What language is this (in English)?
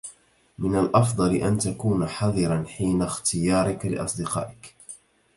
Arabic